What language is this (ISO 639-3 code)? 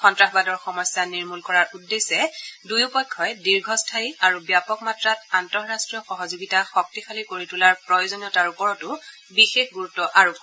asm